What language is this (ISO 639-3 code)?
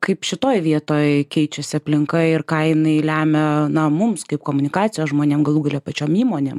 lit